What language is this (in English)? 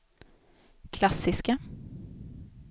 Swedish